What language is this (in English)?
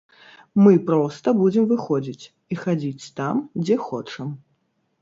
Belarusian